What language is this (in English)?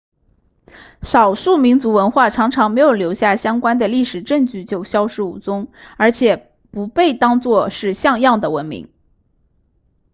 Chinese